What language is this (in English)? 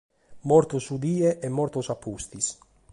Sardinian